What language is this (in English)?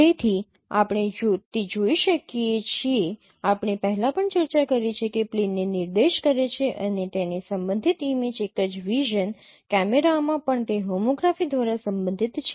Gujarati